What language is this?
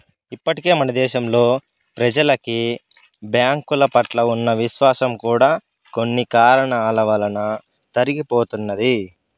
Telugu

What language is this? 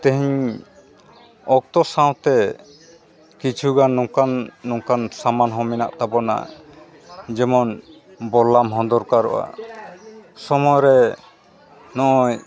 Santali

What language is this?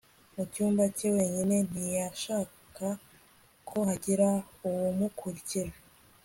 Kinyarwanda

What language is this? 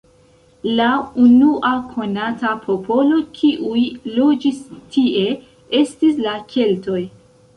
Esperanto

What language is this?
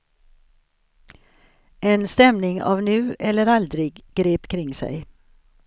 Swedish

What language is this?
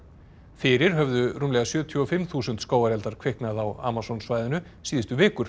Icelandic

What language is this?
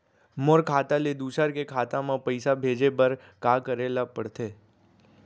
Chhattisgarhi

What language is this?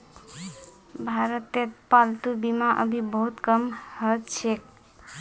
Magahi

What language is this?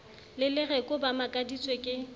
Southern Sotho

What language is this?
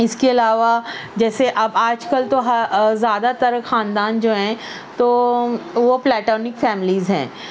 Urdu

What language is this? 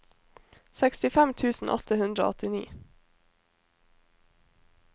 Norwegian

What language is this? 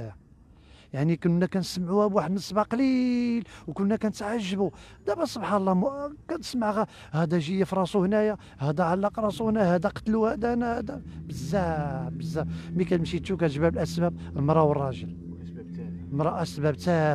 Arabic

